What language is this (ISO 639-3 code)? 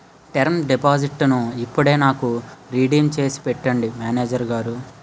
tel